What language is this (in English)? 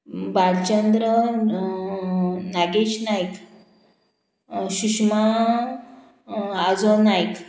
Konkani